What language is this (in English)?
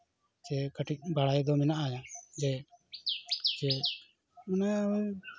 Santali